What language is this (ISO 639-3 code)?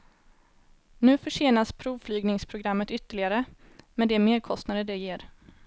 swe